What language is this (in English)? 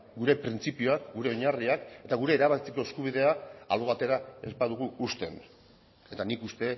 Basque